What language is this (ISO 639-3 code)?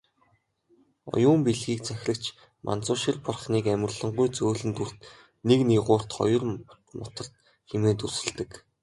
mon